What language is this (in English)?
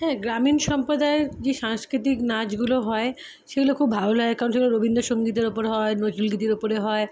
Bangla